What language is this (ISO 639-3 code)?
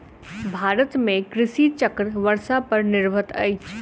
mai